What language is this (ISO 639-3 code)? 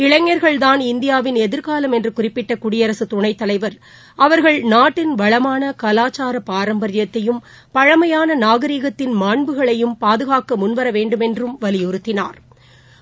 tam